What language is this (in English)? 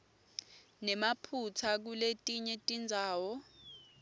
Swati